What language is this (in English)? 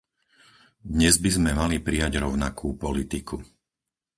Slovak